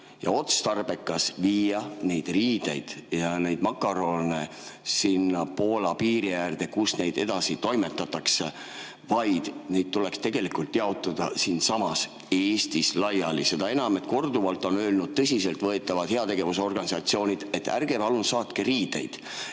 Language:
Estonian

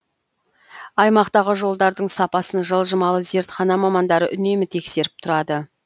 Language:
Kazakh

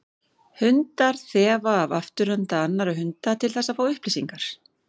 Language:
Icelandic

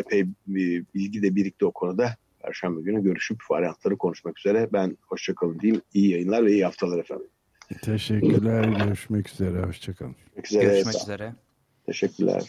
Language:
Turkish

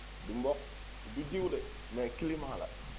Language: Wolof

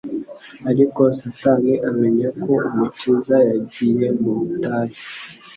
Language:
Kinyarwanda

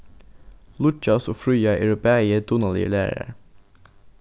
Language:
Faroese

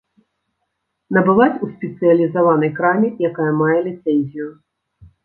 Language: Belarusian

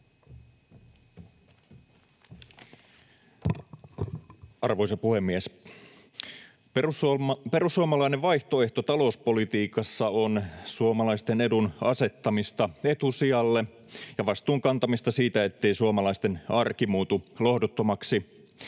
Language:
Finnish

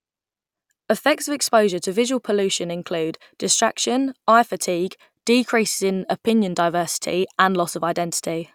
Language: English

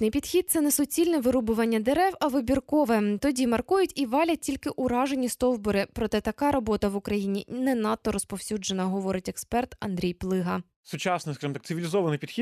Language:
Ukrainian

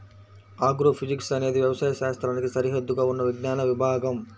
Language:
Telugu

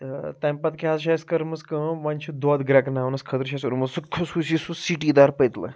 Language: Kashmiri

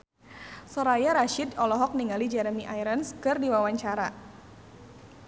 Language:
Sundanese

